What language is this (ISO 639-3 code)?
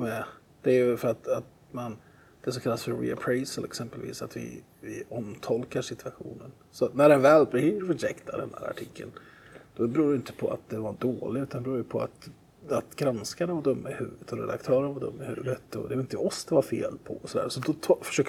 swe